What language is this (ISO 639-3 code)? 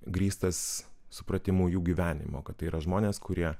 lit